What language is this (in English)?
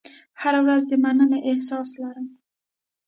Pashto